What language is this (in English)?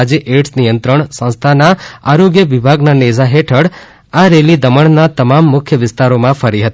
Gujarati